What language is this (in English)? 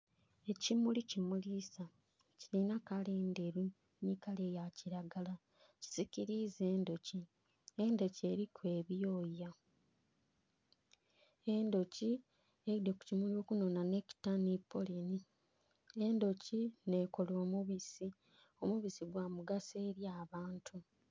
Soga